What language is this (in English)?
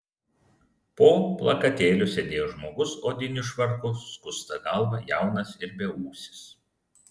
Lithuanian